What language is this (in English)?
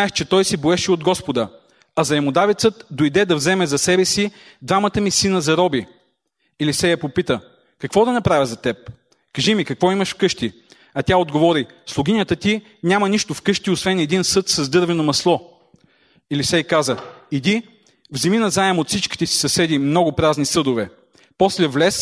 Bulgarian